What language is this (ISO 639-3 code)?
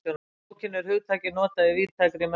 isl